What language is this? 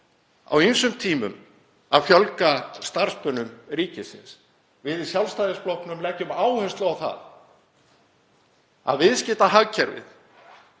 Icelandic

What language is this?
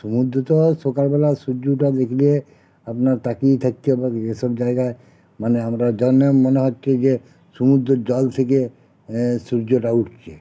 Bangla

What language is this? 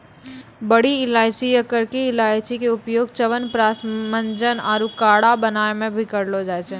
Maithili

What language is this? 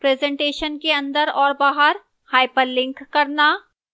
Hindi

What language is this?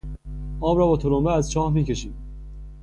Persian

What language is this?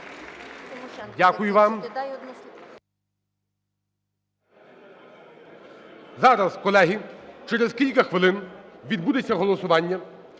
Ukrainian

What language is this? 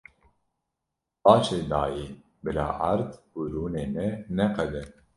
Kurdish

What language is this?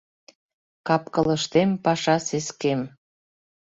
Mari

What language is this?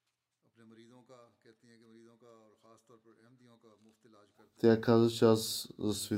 Bulgarian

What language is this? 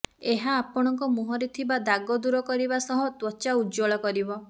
Odia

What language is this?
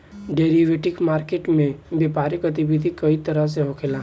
Bhojpuri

